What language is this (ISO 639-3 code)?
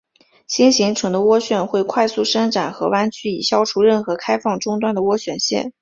zho